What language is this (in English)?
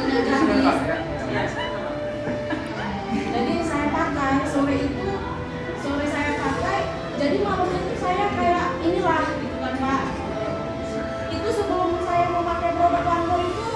Indonesian